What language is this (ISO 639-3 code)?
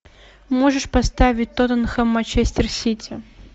rus